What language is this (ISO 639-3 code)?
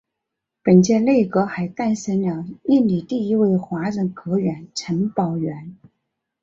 zho